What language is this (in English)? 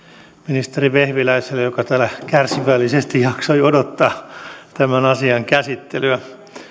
Finnish